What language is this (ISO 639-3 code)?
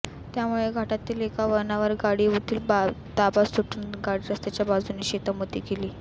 mar